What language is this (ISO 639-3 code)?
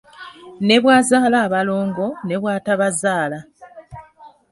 lug